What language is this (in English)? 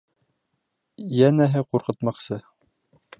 Bashkir